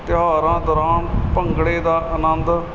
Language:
Punjabi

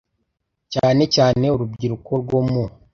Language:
Kinyarwanda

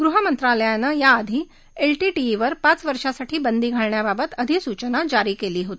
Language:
Marathi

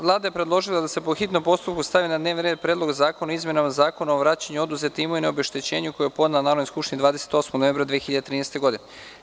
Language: Serbian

